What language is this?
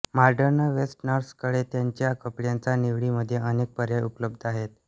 Marathi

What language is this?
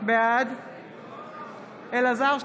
Hebrew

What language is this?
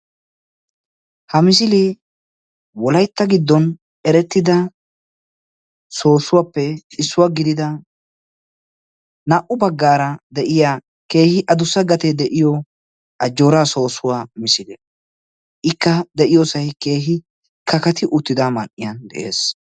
Wolaytta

